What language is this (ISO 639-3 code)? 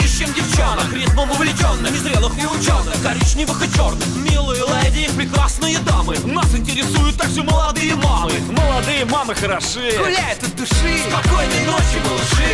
ukr